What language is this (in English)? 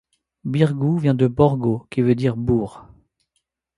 French